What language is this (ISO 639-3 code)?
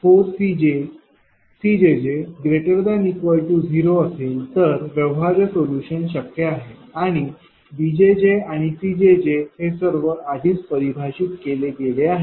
mar